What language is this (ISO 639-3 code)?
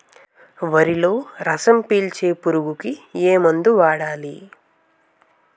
tel